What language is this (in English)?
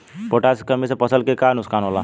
Bhojpuri